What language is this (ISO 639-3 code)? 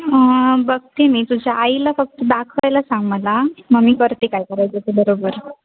mar